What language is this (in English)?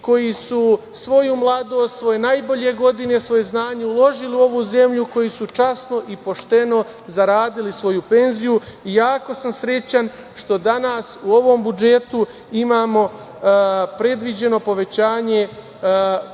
Serbian